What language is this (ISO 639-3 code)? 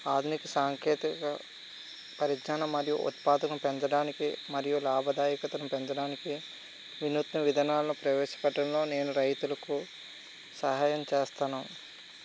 tel